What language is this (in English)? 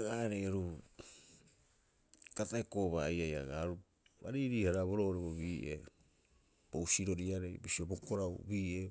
Rapoisi